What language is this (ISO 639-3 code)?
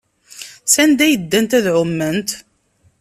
kab